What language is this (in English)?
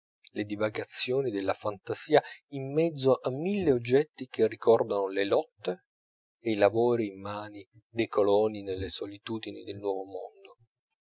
Italian